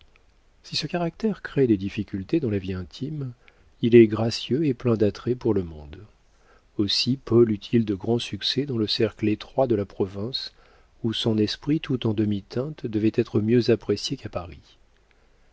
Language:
French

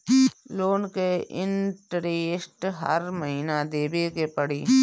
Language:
Bhojpuri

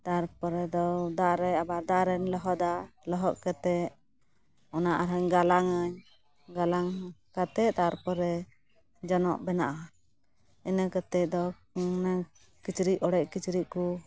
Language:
Santali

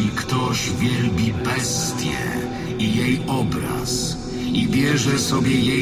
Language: Polish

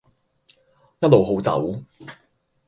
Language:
Cantonese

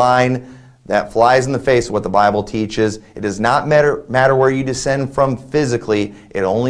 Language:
English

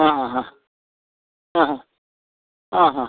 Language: Kannada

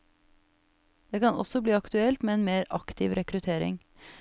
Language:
Norwegian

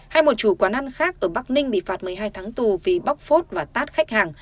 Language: Vietnamese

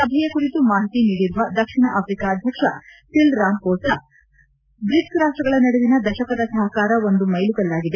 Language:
Kannada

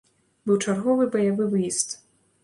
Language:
Belarusian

